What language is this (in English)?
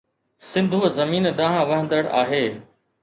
Sindhi